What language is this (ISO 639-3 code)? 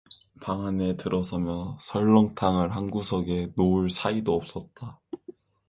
kor